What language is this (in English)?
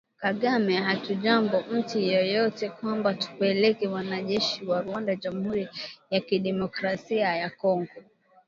Swahili